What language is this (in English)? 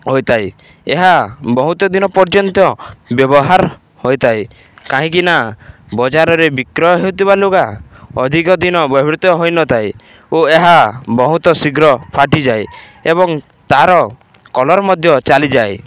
Odia